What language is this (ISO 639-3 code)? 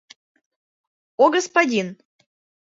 chm